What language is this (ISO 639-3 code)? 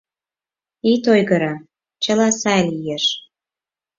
chm